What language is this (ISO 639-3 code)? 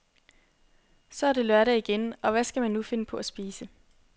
dan